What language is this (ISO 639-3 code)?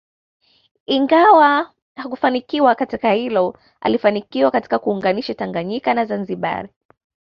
swa